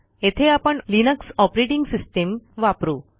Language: Marathi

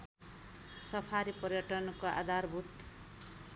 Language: Nepali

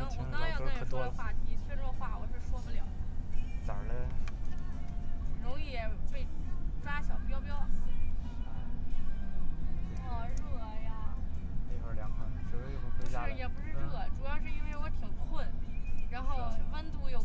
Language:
Chinese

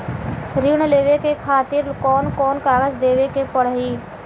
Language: Bhojpuri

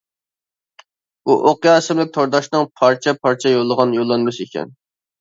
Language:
Uyghur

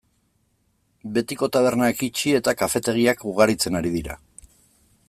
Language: Basque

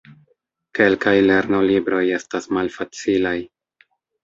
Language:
Esperanto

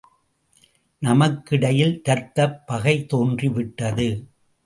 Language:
Tamil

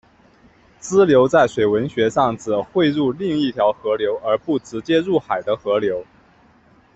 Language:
Chinese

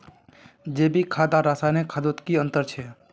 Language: Magahi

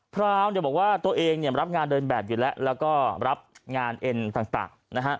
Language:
Thai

